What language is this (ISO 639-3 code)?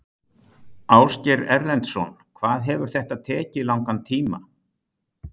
isl